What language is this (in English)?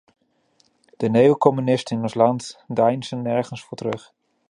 Dutch